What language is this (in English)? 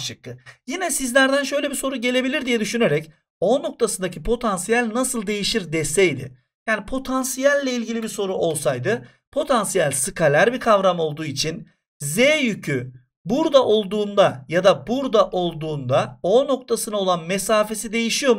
Turkish